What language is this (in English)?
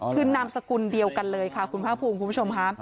Thai